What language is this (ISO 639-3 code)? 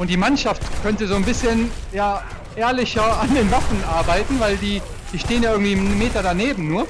deu